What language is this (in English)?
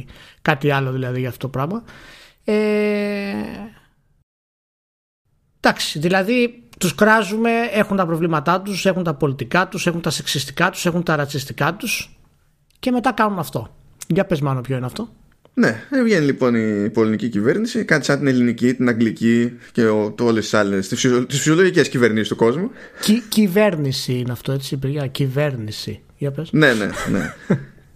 Greek